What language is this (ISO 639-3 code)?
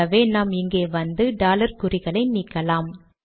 tam